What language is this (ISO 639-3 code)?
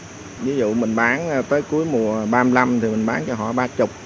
vie